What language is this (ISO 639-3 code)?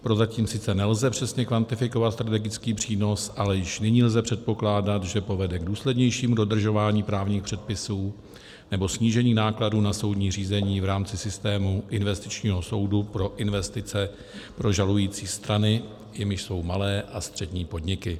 ces